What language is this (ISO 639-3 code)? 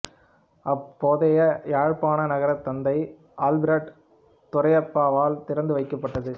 tam